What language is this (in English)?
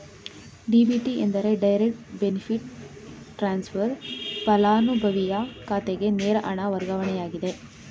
Kannada